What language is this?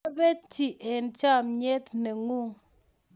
Kalenjin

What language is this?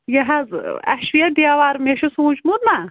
Kashmiri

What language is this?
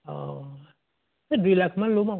Assamese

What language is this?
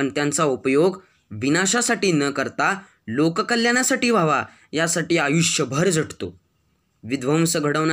Marathi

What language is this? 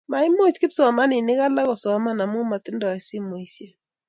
Kalenjin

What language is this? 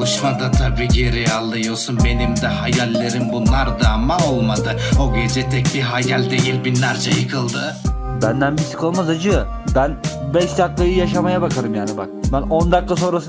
Turkish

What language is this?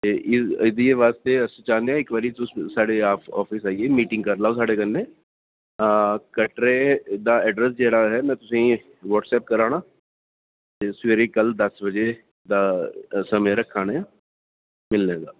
Dogri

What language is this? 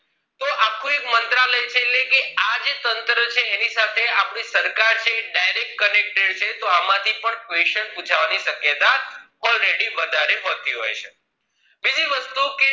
Gujarati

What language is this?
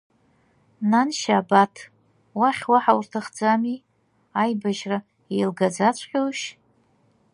Abkhazian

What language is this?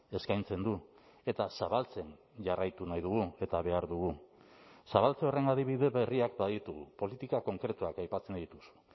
Basque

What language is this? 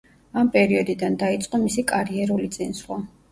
Georgian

